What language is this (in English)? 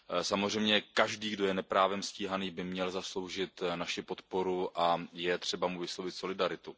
Czech